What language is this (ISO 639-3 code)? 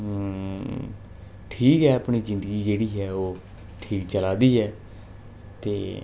doi